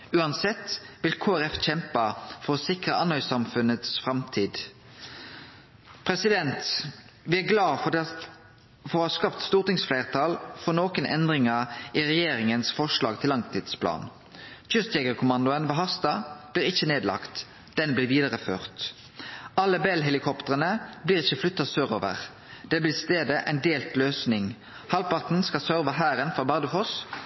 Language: Norwegian Nynorsk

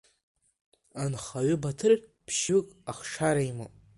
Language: Abkhazian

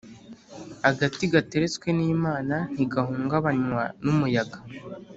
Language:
Kinyarwanda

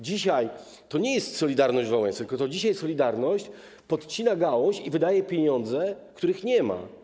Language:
Polish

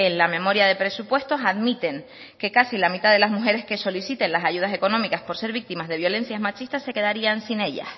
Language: Spanish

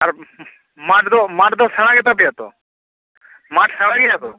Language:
Santali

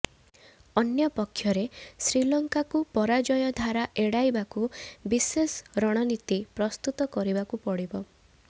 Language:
Odia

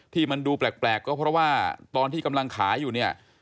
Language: Thai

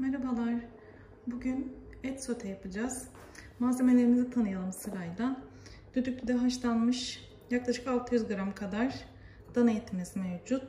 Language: Turkish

